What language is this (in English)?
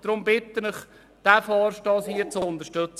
Swiss German